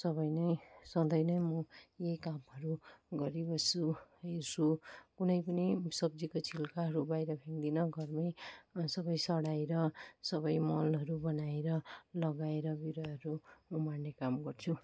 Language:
Nepali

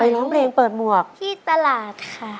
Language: Thai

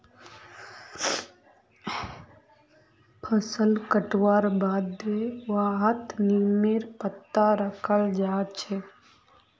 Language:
Magahi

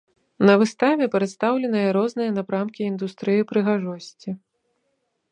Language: Belarusian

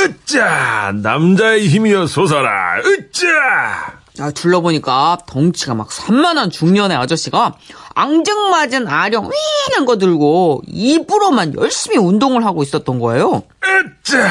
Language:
Korean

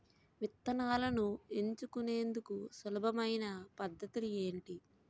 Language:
Telugu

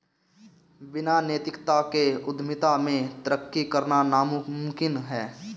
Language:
Hindi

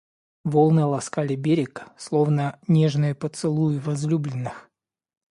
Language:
Russian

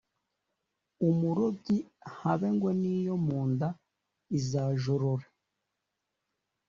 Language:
Kinyarwanda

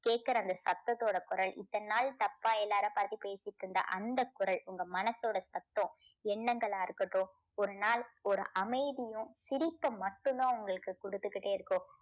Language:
Tamil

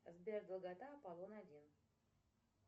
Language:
Russian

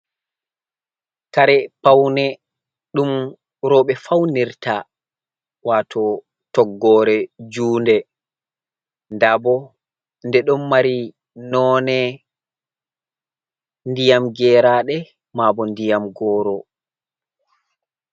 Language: Fula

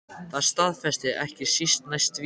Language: Icelandic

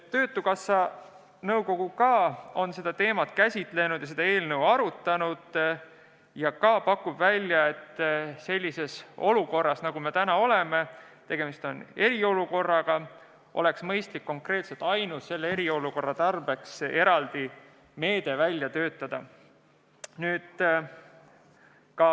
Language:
Estonian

